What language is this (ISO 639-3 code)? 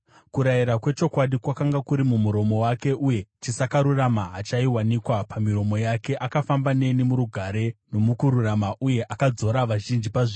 sna